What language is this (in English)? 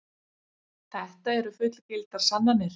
Icelandic